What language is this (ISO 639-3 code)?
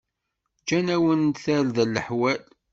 kab